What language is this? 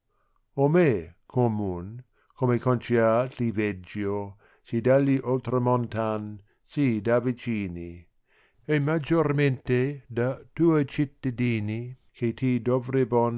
Italian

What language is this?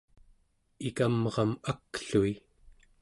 Central Yupik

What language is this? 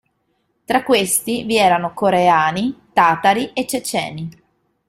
Italian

